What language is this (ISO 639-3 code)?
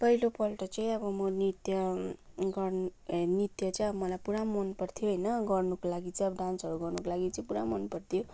nep